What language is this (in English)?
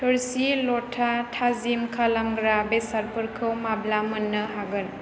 Bodo